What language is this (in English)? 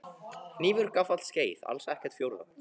Icelandic